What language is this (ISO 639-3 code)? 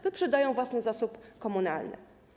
pol